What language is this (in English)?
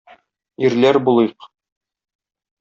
Tatar